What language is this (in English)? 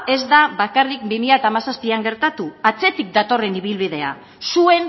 Basque